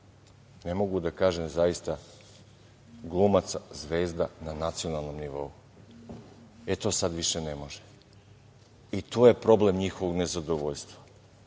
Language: Serbian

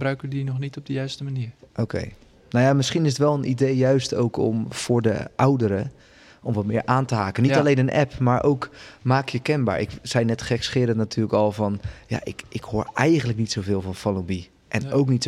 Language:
Dutch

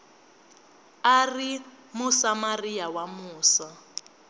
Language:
Tsonga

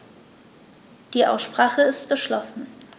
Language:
German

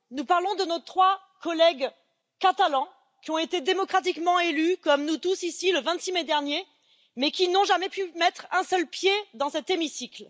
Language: French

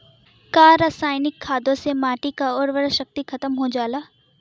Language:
Bhojpuri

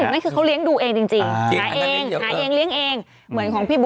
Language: Thai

